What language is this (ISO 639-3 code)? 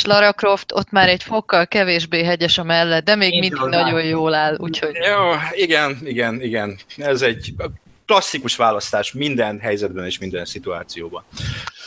hun